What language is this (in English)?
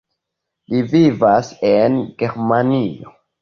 Esperanto